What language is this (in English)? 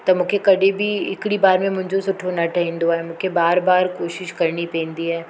Sindhi